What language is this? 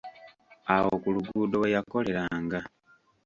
Ganda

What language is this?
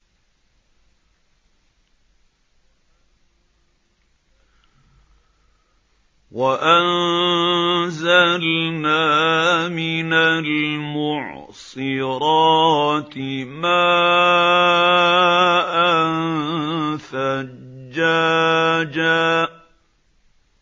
Arabic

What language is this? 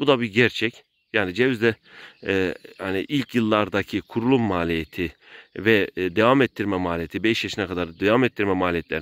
Turkish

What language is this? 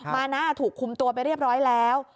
Thai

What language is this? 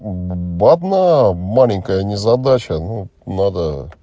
Russian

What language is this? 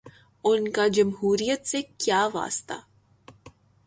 Urdu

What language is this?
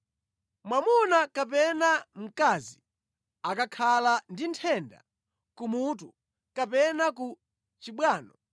Nyanja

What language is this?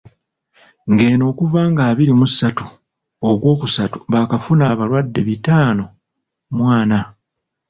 Ganda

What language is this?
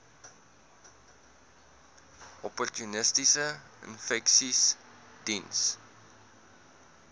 Afrikaans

